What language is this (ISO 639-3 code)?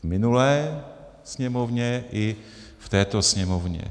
ces